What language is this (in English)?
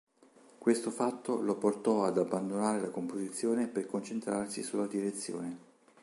Italian